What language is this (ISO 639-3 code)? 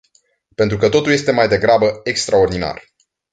ron